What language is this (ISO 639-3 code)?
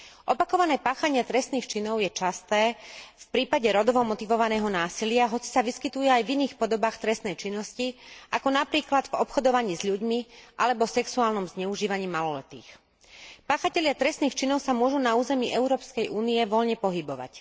slk